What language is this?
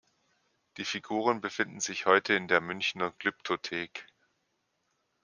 German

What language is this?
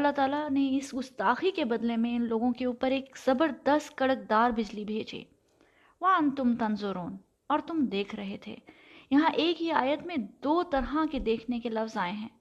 Urdu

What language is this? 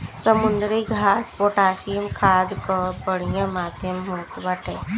Bhojpuri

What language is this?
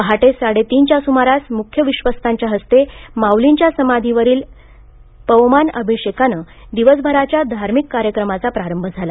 Marathi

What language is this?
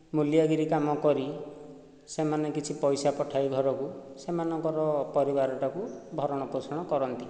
Odia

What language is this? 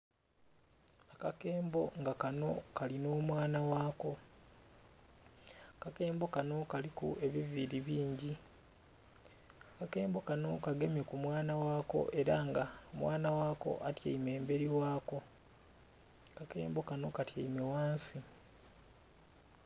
Soga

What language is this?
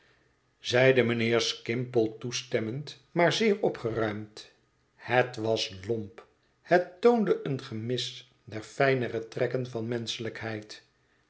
Dutch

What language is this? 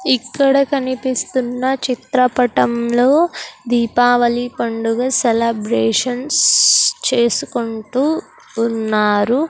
Telugu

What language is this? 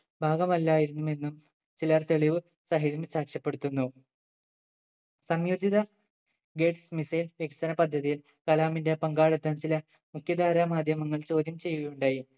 Malayalam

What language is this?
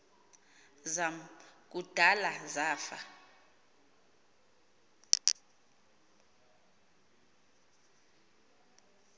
Xhosa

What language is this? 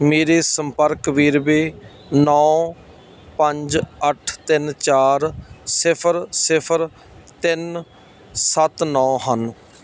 Punjabi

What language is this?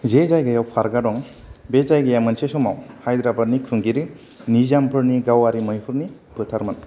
Bodo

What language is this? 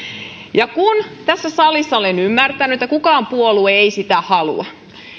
Finnish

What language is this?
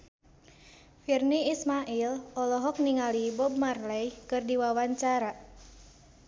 Sundanese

